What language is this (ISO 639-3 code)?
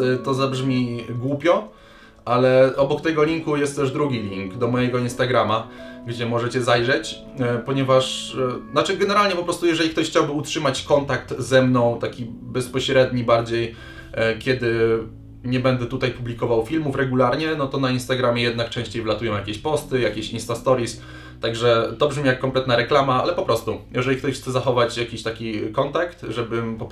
pol